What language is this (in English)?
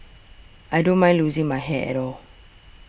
English